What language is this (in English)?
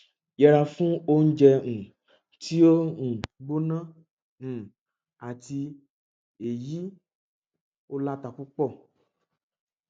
Yoruba